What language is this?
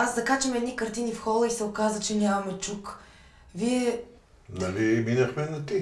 Bulgarian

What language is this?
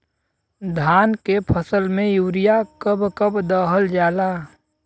Bhojpuri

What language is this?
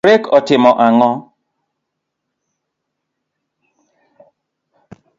Luo (Kenya and Tanzania)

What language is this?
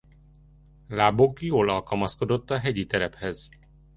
Hungarian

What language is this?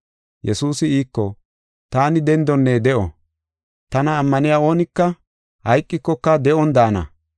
Gofa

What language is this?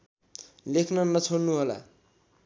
Nepali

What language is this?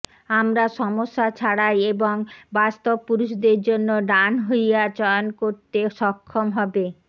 Bangla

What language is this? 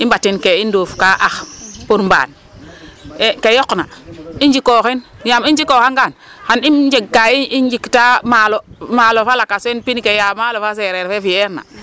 Serer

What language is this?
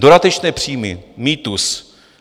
Czech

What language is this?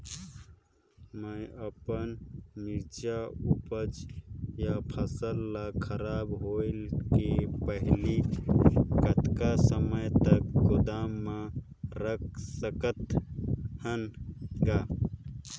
Chhattisgarhi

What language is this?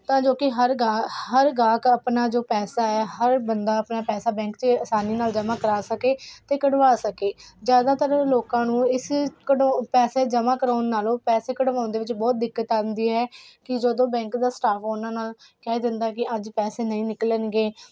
Punjabi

